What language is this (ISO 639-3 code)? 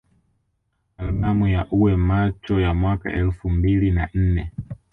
swa